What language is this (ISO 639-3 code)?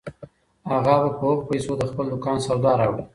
pus